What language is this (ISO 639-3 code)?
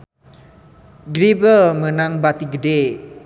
sun